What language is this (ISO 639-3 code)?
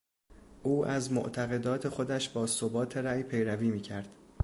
fas